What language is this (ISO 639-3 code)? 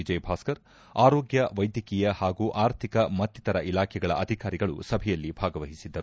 kan